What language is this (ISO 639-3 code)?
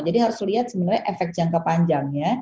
ind